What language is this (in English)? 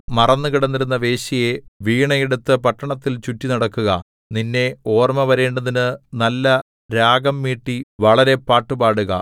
Malayalam